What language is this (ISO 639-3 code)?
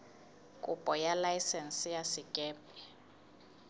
sot